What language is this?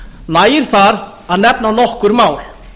Icelandic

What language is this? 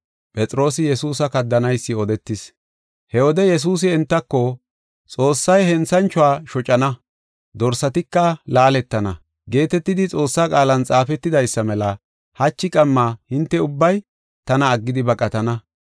Gofa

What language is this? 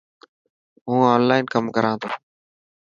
Dhatki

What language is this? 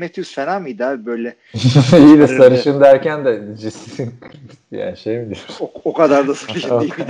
Turkish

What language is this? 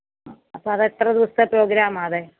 Malayalam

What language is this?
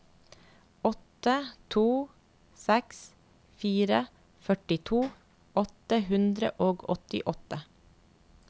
Norwegian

